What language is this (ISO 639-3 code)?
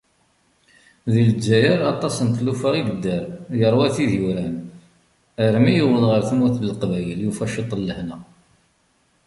kab